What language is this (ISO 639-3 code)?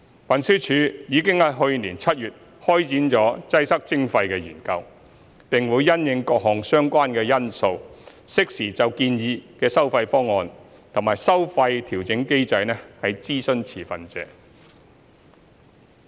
yue